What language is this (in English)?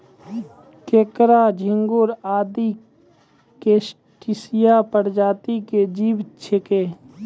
Maithili